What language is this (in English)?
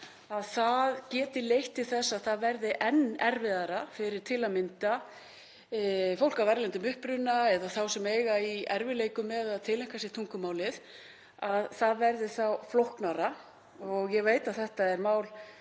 Icelandic